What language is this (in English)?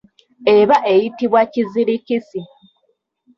Ganda